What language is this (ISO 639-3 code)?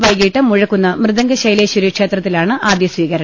mal